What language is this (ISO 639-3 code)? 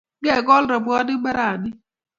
kln